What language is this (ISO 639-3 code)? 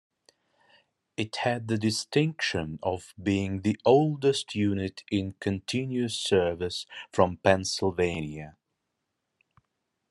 eng